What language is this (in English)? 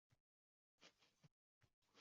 Uzbek